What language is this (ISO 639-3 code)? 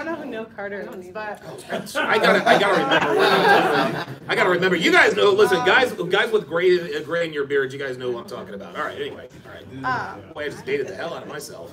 eng